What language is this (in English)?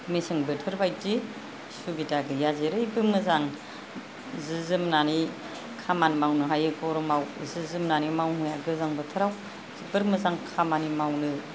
Bodo